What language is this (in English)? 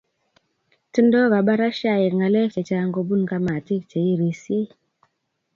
Kalenjin